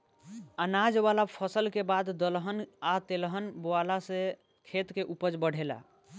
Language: Bhojpuri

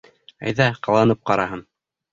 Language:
Bashkir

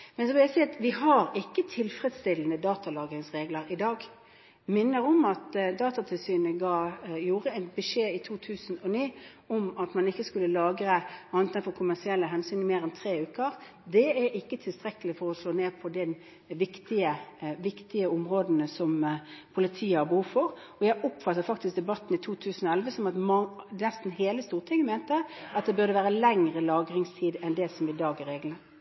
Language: Norwegian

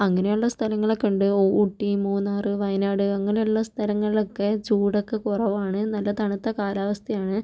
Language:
Malayalam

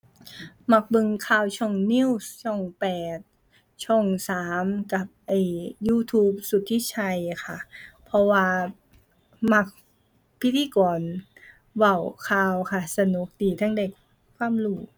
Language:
Thai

